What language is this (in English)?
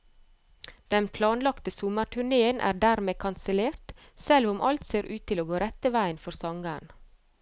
Norwegian